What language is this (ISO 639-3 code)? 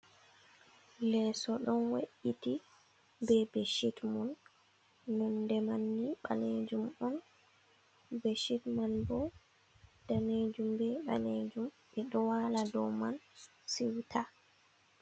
ful